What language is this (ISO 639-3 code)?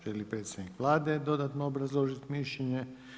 hrv